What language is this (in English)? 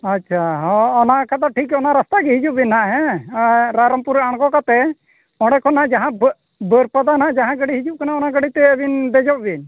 Santali